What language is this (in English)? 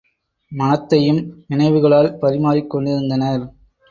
Tamil